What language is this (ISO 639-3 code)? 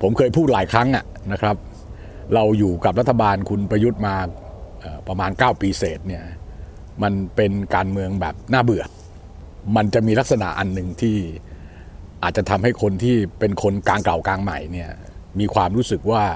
tha